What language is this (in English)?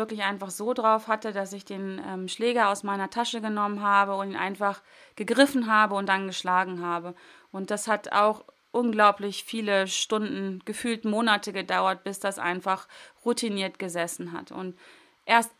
German